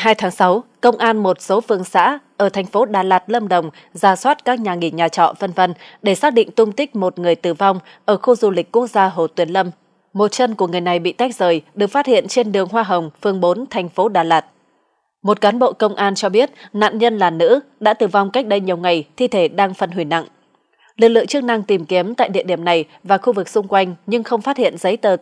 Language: Vietnamese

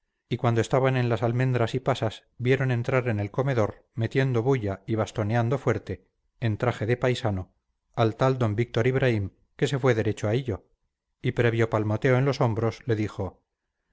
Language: Spanish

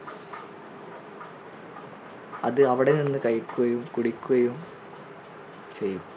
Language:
Malayalam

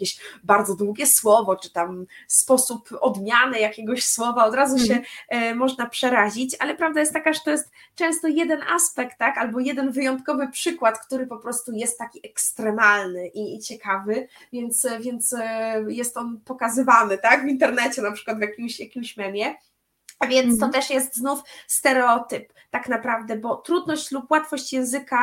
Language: Polish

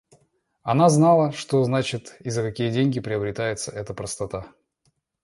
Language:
Russian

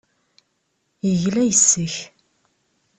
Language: Kabyle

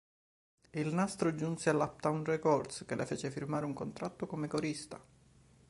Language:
Italian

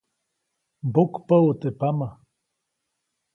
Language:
Copainalá Zoque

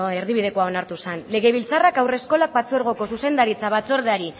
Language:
Basque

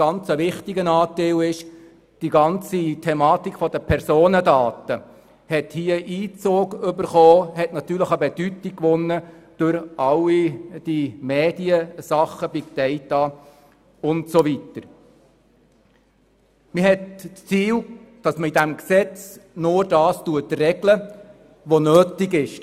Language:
Swiss German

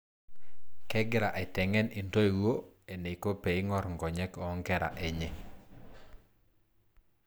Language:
Masai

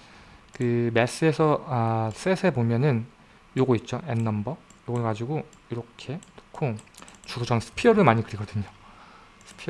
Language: Korean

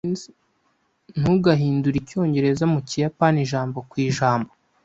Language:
Kinyarwanda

